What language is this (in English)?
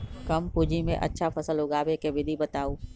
Magahi